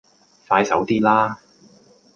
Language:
Cantonese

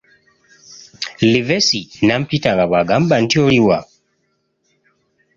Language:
Ganda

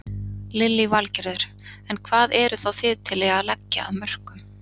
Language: Icelandic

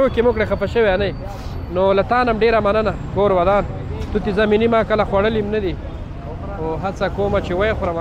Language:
Arabic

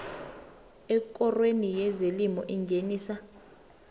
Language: South Ndebele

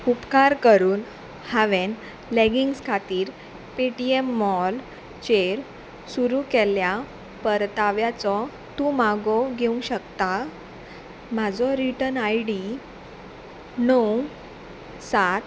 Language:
Konkani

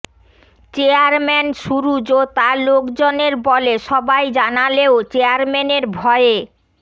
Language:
Bangla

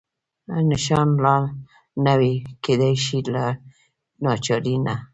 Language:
Pashto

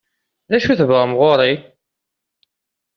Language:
Kabyle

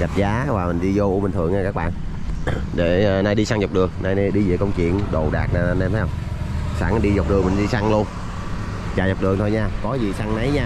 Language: Vietnamese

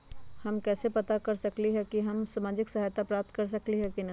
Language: Magahi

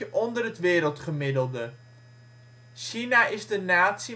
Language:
Dutch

